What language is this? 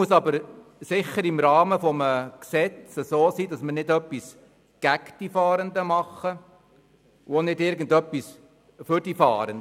Swiss German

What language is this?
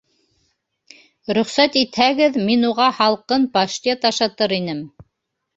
Bashkir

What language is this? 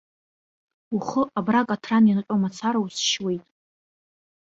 Abkhazian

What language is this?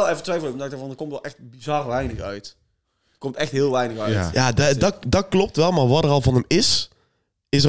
Dutch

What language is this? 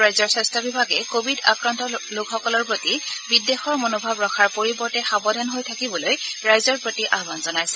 Assamese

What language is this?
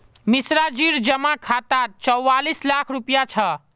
Magahi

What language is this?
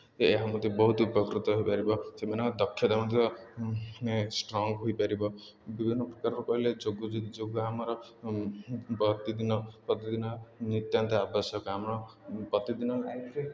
Odia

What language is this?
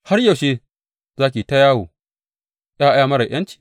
Hausa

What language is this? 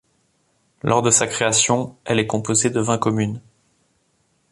French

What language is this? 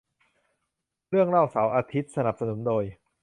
Thai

